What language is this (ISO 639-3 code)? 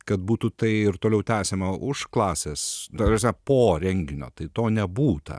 lit